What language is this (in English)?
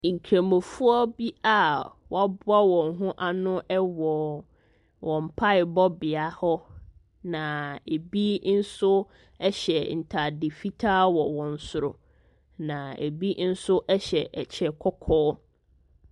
Akan